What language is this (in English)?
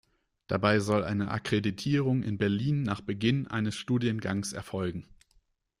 German